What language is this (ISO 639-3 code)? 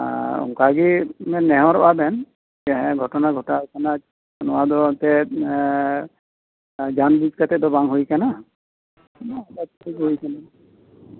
sat